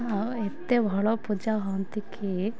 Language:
Odia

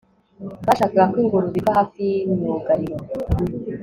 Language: Kinyarwanda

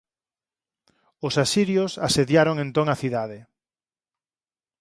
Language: Galician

